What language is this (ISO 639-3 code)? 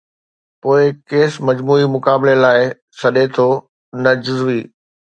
snd